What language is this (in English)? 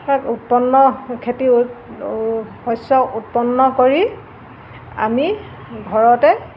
Assamese